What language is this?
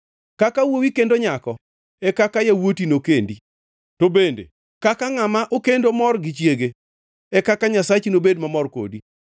Luo (Kenya and Tanzania)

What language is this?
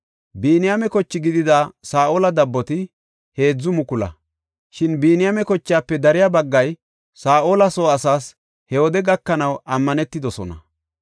Gofa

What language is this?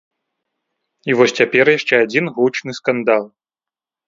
Belarusian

